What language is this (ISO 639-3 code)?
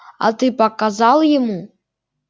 rus